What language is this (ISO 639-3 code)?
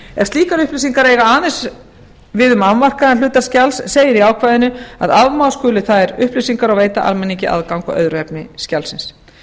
isl